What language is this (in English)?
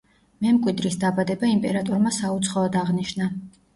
Georgian